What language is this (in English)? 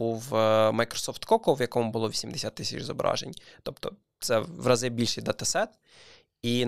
Ukrainian